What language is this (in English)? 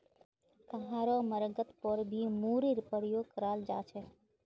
Magahi